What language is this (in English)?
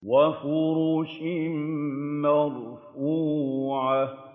Arabic